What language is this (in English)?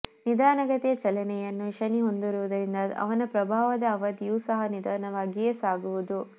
Kannada